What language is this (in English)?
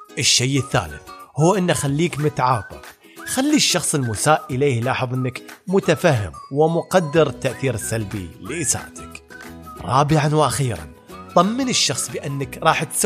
Arabic